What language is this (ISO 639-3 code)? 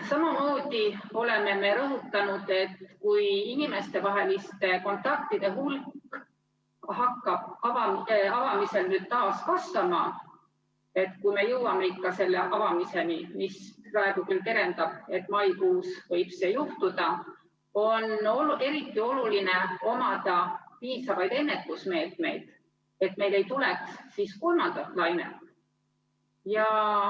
est